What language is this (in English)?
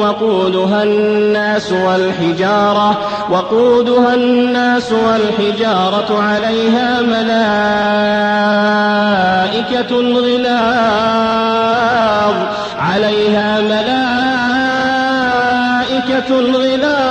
Arabic